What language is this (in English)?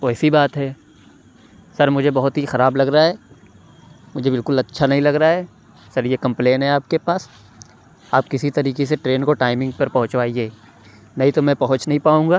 Urdu